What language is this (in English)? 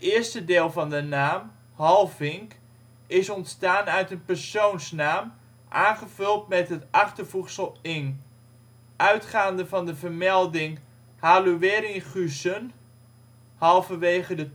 Dutch